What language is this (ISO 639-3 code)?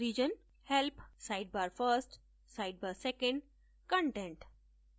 hin